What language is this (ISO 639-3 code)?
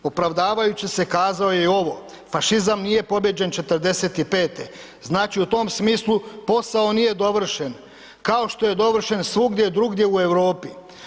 hrv